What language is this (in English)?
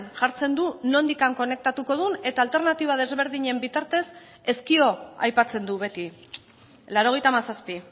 Basque